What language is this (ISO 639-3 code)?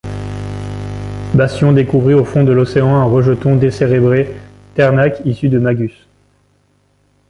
fra